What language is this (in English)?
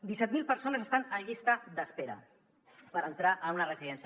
Catalan